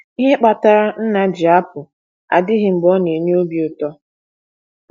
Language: Igbo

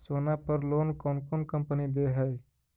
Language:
Magahi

